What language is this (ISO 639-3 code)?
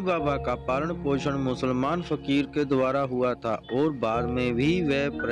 hin